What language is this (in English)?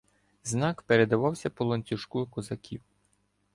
Ukrainian